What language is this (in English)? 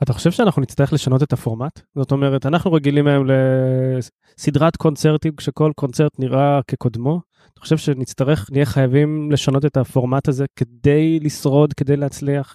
Hebrew